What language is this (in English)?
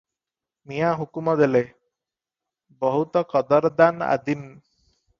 Odia